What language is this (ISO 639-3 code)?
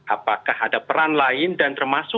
ind